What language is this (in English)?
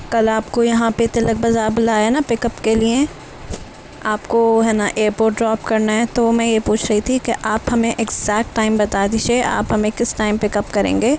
Urdu